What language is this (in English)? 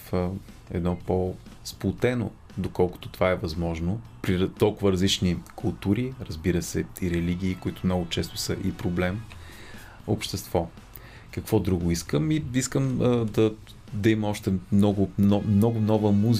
Bulgarian